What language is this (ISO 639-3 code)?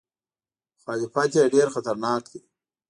pus